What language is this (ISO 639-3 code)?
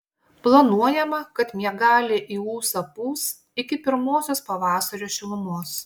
lit